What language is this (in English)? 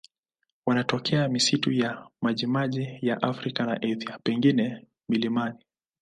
Swahili